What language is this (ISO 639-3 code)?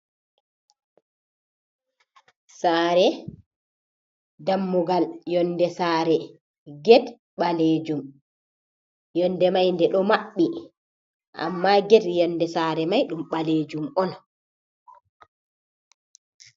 ful